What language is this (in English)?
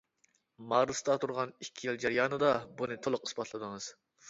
Uyghur